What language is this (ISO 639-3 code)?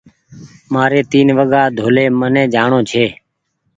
gig